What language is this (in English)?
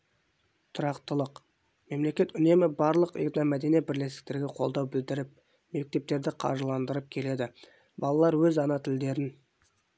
Kazakh